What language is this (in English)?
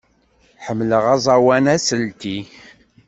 Kabyle